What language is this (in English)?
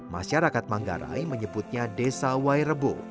Indonesian